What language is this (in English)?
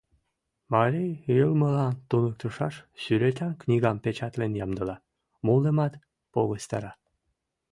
Mari